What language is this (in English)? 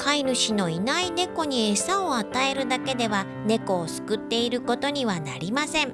Japanese